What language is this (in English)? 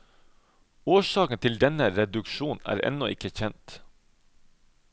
Norwegian